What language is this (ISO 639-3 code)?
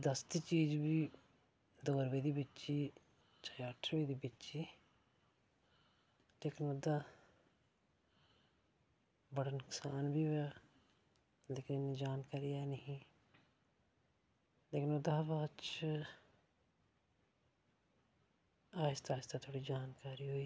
doi